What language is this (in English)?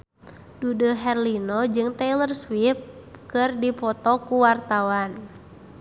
Sundanese